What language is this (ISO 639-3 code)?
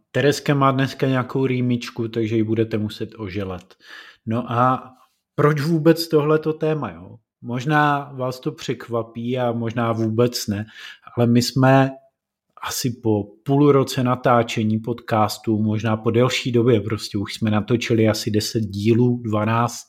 ces